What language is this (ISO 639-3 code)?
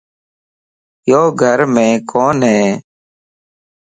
lss